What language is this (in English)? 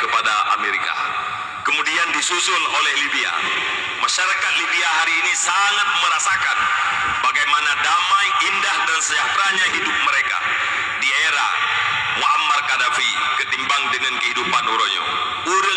Malay